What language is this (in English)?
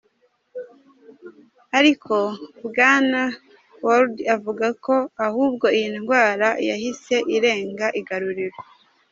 Kinyarwanda